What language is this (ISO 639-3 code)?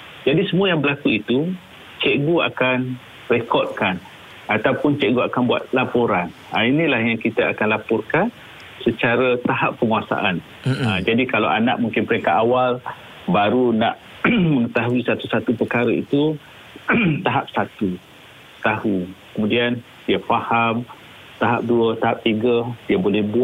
msa